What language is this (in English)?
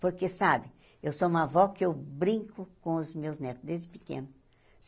Portuguese